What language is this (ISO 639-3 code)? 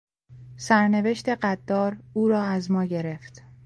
fas